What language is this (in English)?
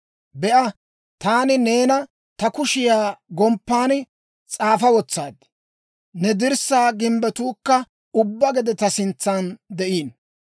Dawro